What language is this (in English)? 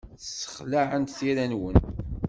Kabyle